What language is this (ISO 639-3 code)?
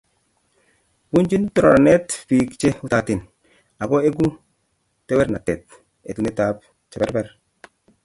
kln